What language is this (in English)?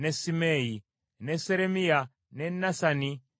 Ganda